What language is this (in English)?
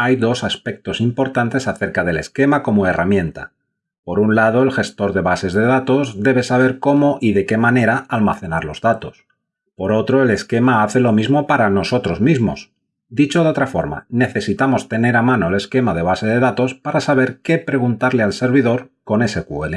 Spanish